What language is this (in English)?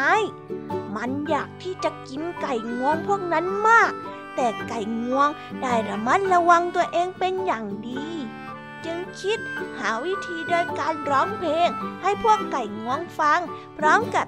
Thai